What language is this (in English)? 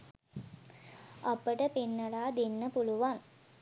Sinhala